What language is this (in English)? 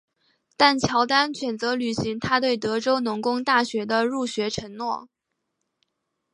Chinese